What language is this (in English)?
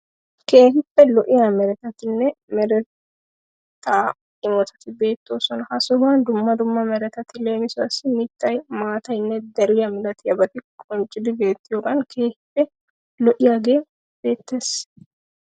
Wolaytta